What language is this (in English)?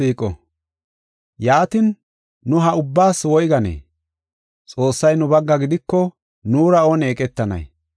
Gofa